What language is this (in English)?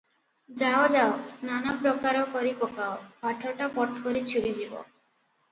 Odia